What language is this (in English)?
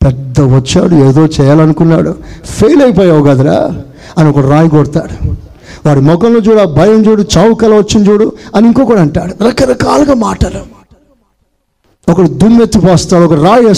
Telugu